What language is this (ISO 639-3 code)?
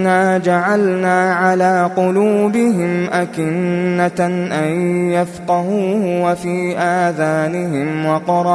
ara